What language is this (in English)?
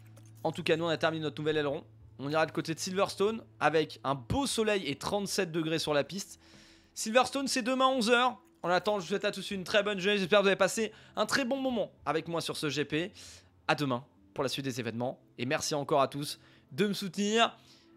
French